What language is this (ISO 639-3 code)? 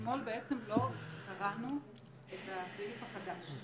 heb